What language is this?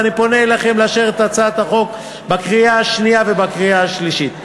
Hebrew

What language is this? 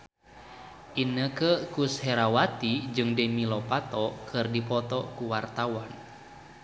Sundanese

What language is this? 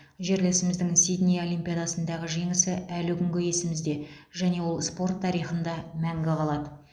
Kazakh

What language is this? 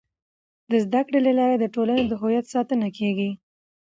Pashto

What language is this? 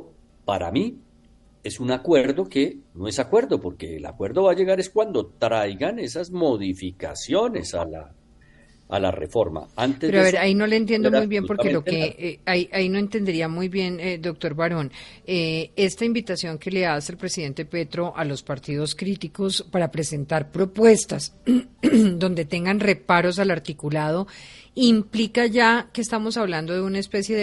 Spanish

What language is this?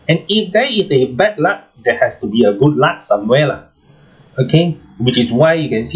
English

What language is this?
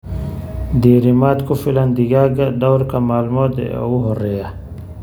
Somali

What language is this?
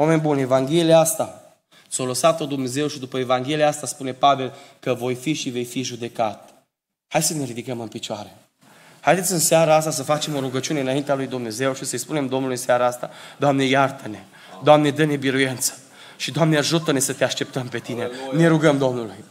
Romanian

